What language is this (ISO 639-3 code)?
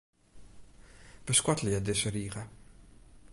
fry